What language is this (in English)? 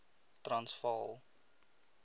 Afrikaans